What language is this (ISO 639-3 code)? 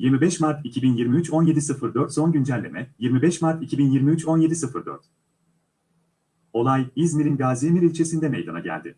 tur